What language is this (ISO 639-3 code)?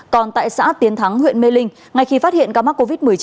vie